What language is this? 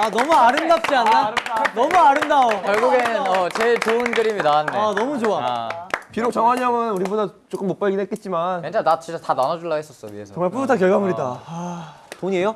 Korean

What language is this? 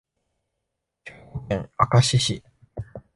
Japanese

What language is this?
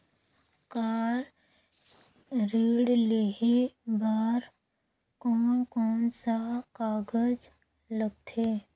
Chhattisgarhi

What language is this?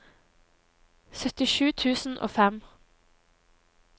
Norwegian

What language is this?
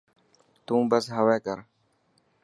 Dhatki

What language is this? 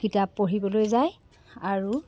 Assamese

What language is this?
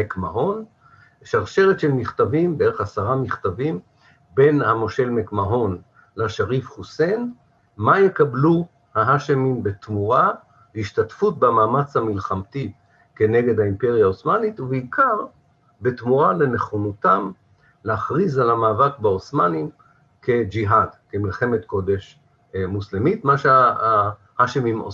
Hebrew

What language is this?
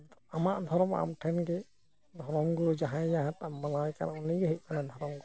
Santali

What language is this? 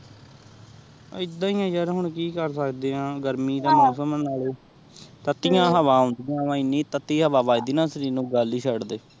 Punjabi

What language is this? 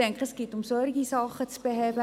Swiss German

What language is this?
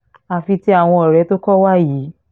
Yoruba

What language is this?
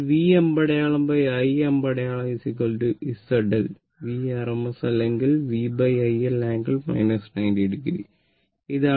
Malayalam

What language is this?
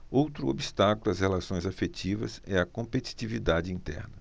Portuguese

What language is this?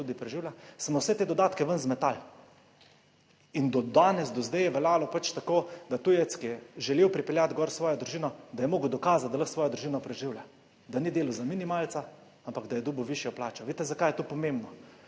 Slovenian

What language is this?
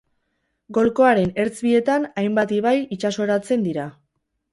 Basque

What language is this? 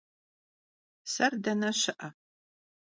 Kabardian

